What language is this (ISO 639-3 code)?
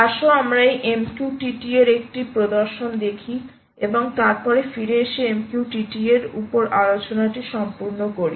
ben